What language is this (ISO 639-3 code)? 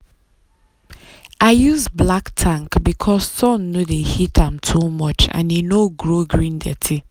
pcm